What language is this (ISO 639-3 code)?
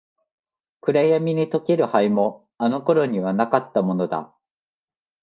jpn